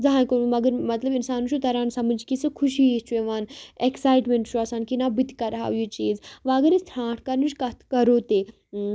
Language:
Kashmiri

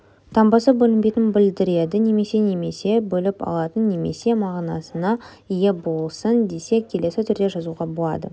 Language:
Kazakh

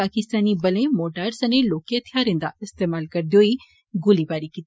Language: Dogri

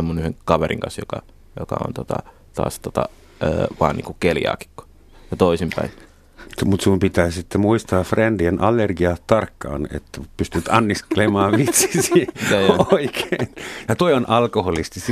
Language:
Finnish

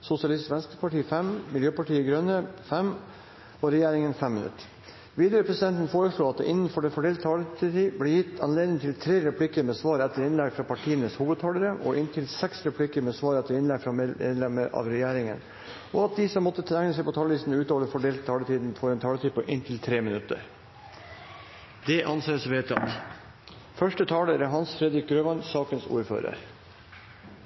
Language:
Norwegian Bokmål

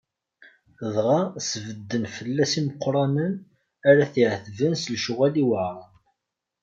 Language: Kabyle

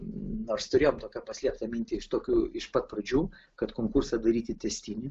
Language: Lithuanian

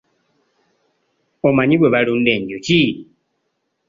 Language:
Ganda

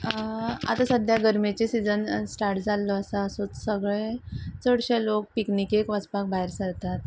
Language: Konkani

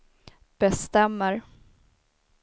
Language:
Swedish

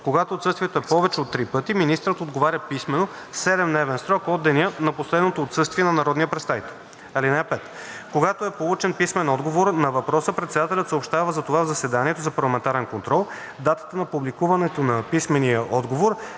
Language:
Bulgarian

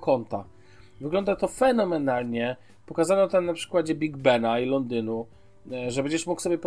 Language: Polish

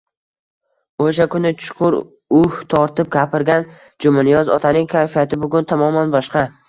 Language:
Uzbek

